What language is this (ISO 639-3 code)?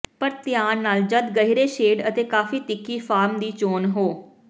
pan